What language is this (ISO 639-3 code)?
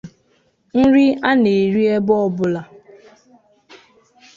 ibo